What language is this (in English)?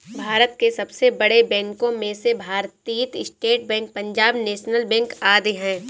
Hindi